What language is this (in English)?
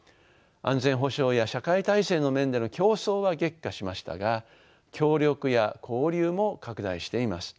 Japanese